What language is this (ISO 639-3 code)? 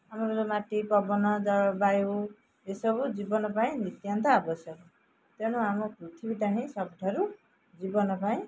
ori